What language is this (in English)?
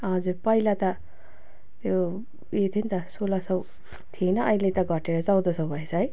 Nepali